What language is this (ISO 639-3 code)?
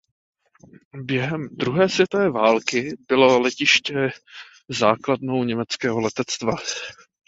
ces